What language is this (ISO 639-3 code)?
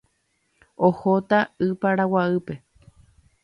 grn